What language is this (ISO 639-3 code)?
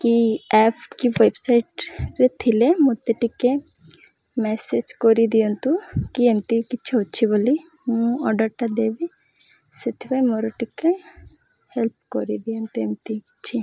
ori